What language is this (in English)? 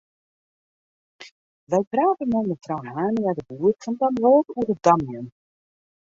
Western Frisian